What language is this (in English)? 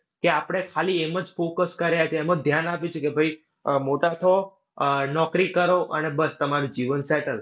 Gujarati